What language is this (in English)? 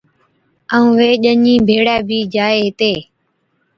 Od